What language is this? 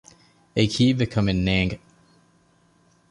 Divehi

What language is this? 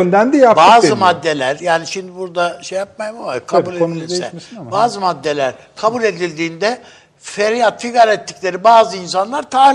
Turkish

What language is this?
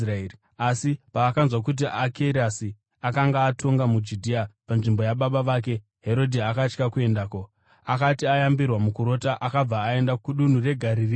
Shona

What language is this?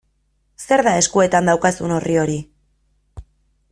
Basque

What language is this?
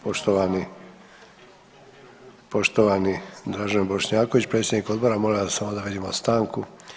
Croatian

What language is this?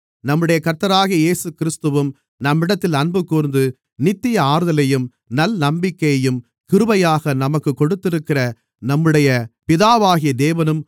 Tamil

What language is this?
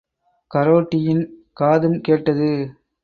Tamil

